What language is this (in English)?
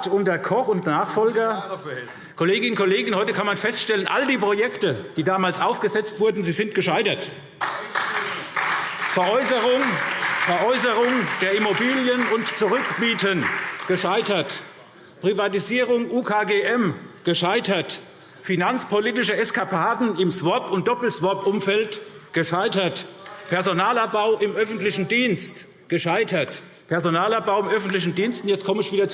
German